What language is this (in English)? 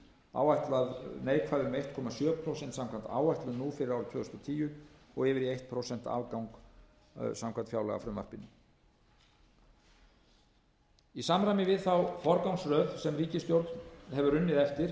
Icelandic